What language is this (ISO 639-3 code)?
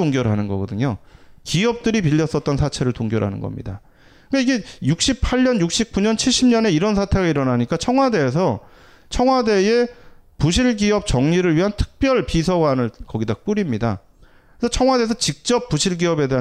kor